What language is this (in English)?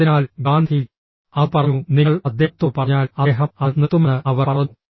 Malayalam